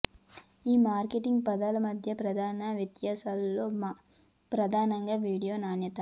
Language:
Telugu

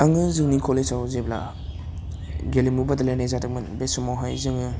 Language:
Bodo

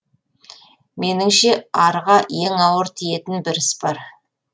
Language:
Kazakh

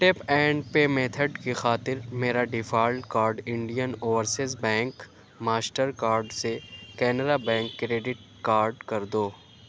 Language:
Urdu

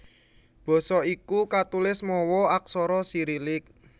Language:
Javanese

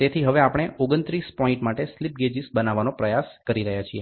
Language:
Gujarati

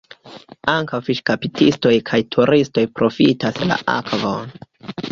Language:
Esperanto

